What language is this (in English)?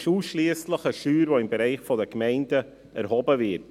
Swiss German